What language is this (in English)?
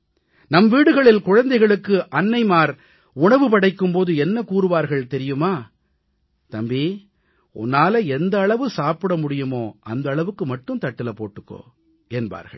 Tamil